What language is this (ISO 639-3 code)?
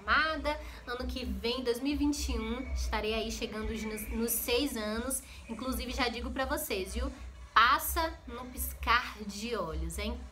por